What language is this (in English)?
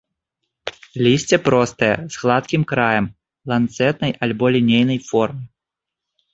Belarusian